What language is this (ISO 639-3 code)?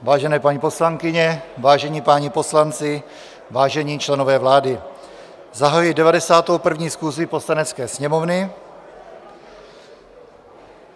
ces